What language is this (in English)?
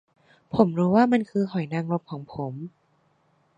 Thai